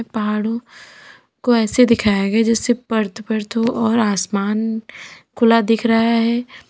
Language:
Hindi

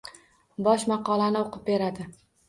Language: Uzbek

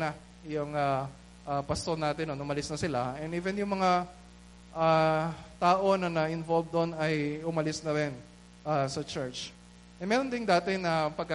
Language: Filipino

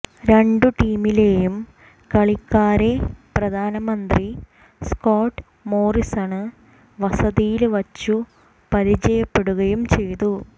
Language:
Malayalam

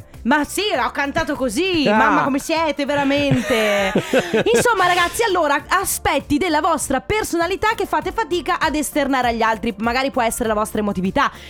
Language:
Italian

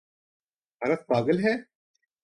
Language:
Urdu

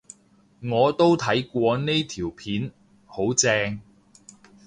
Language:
Cantonese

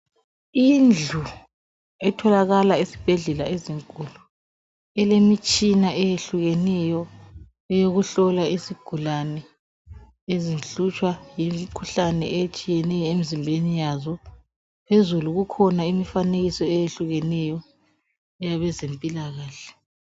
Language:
North Ndebele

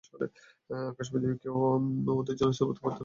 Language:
Bangla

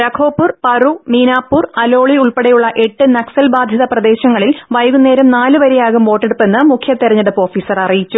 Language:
Malayalam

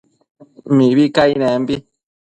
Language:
Matsés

